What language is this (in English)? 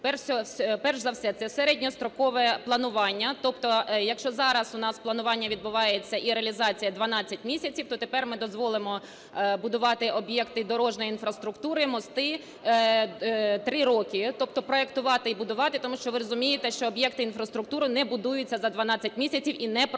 Ukrainian